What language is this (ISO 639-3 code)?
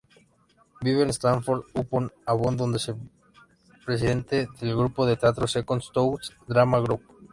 spa